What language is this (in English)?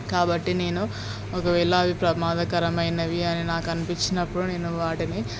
Telugu